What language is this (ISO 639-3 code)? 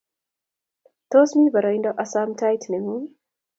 kln